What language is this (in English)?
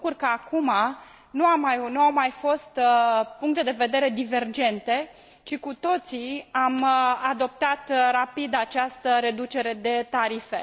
Romanian